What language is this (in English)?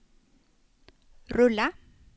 Swedish